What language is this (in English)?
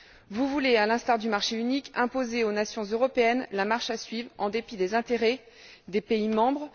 French